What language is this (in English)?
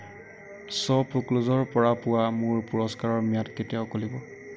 Assamese